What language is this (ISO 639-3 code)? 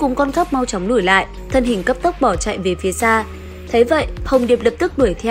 vie